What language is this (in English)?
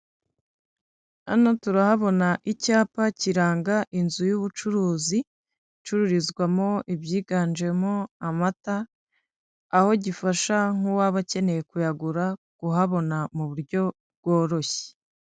Kinyarwanda